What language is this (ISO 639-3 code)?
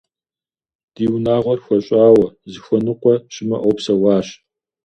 kbd